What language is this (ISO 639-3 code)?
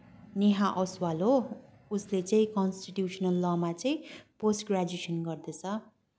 nep